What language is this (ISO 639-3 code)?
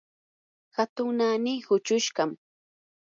qur